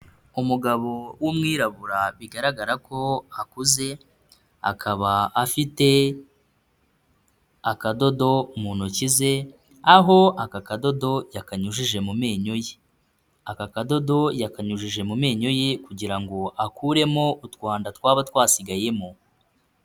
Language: Kinyarwanda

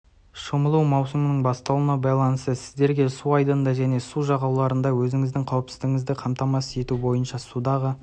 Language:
Kazakh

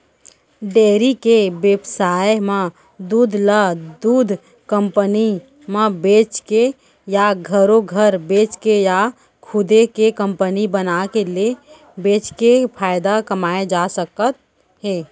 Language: Chhattisgarhi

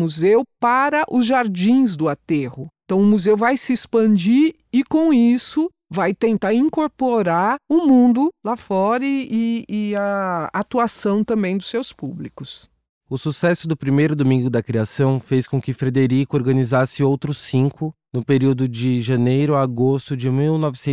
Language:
Portuguese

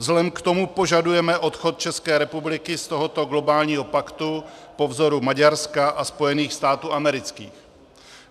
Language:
Czech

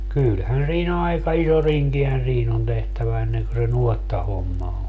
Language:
Finnish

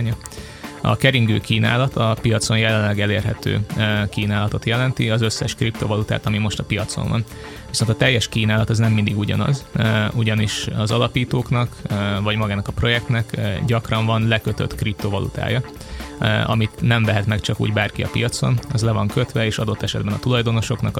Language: Hungarian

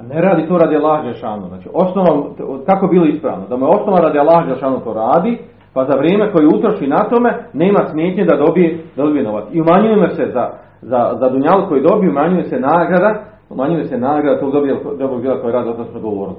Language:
Croatian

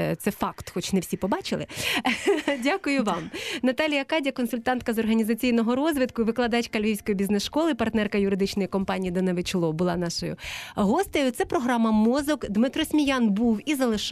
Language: Ukrainian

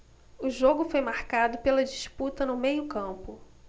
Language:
Portuguese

